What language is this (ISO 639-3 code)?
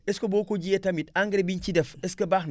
wol